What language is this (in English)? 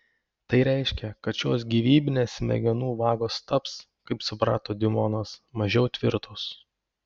Lithuanian